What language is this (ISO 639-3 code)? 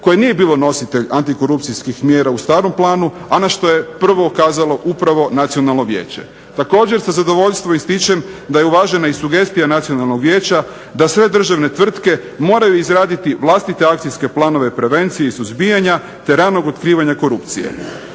hrv